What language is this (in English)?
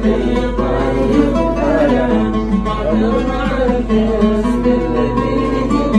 Arabic